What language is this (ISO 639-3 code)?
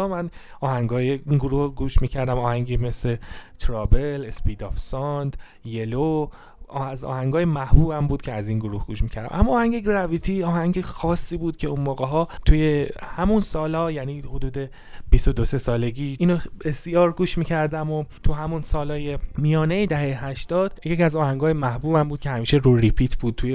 fas